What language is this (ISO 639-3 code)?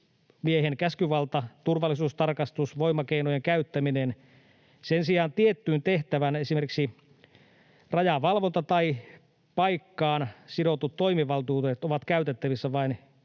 fin